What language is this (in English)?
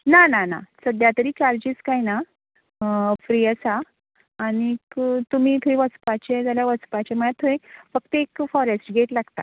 Konkani